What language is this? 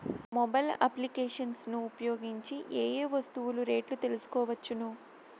Telugu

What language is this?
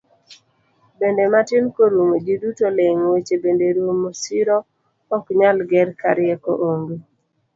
Luo (Kenya and Tanzania)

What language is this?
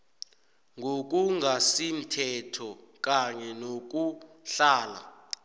South Ndebele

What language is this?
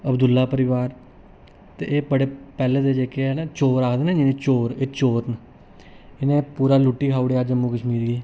Dogri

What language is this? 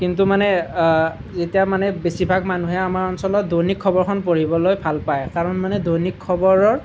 Assamese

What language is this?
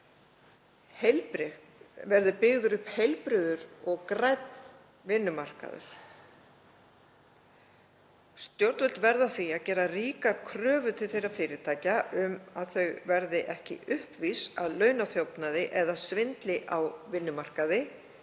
Icelandic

